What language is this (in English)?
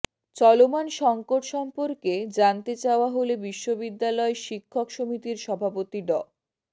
Bangla